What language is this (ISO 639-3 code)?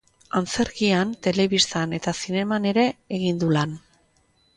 eus